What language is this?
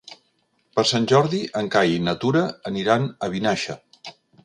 Catalan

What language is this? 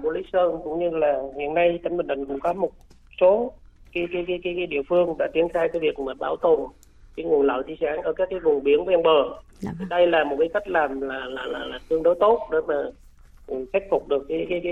Vietnamese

